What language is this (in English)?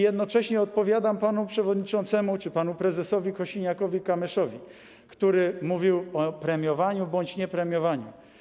Polish